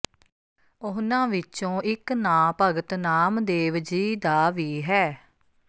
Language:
Punjabi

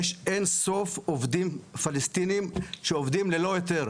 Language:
Hebrew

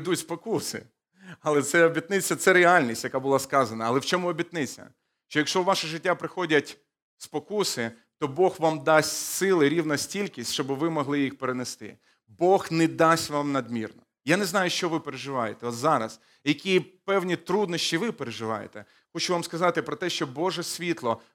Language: Ukrainian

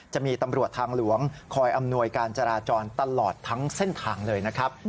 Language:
Thai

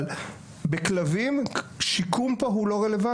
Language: Hebrew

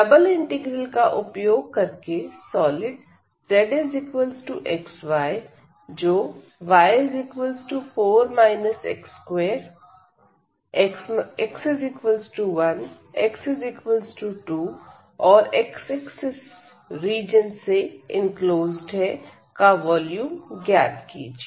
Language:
Hindi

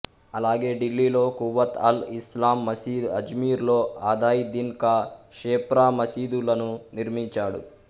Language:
Telugu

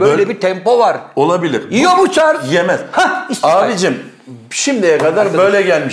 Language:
Turkish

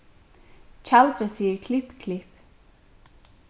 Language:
Faroese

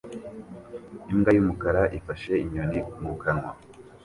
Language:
Kinyarwanda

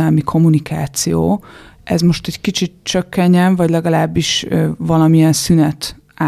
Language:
Hungarian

